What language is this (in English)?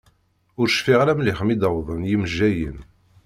Kabyle